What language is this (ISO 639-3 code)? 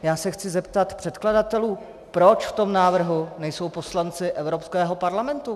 ces